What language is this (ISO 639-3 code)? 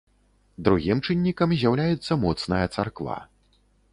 bel